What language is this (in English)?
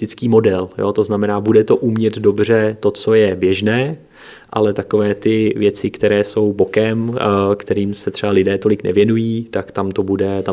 Czech